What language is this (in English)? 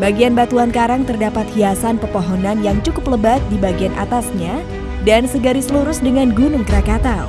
Indonesian